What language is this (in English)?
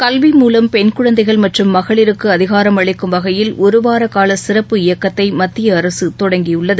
Tamil